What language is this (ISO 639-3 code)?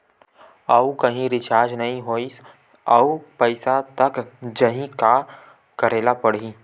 hne